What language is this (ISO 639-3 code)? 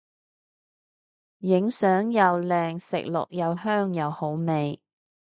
yue